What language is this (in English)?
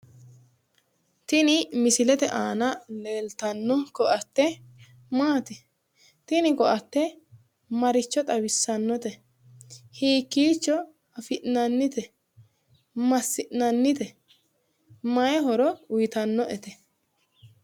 Sidamo